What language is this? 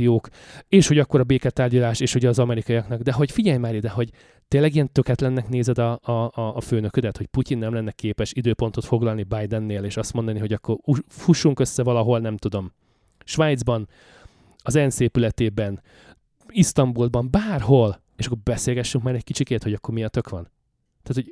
Hungarian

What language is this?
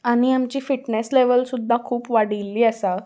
Konkani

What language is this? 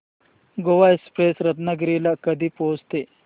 Marathi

